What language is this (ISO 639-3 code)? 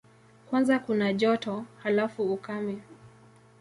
swa